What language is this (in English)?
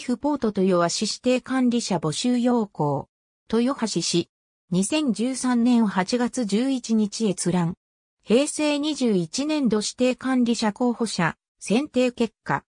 Japanese